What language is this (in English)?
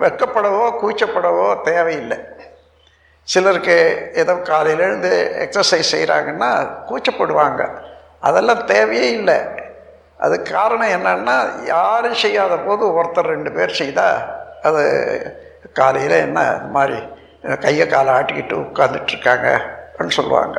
Tamil